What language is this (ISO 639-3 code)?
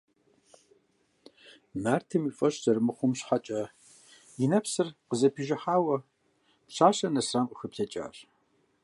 kbd